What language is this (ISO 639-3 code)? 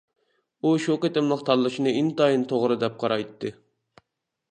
uig